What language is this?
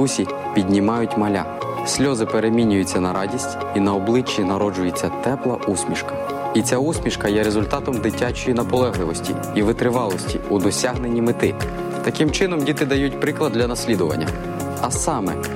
Ukrainian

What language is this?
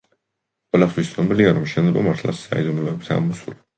Georgian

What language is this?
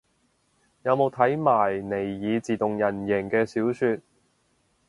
Cantonese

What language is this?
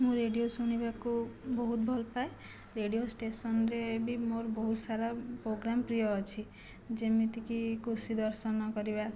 Odia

